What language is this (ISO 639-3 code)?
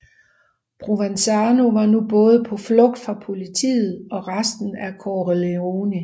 dan